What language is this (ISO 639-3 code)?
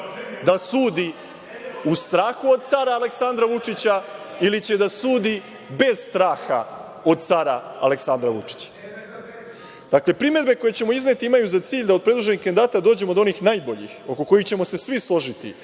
srp